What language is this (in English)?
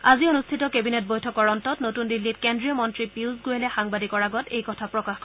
Assamese